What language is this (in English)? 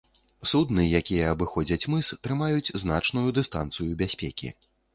Belarusian